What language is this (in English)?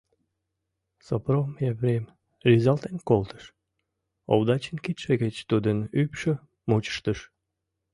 Mari